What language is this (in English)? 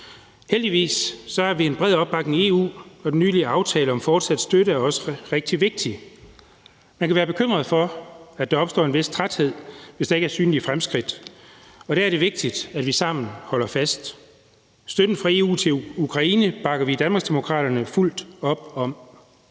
Danish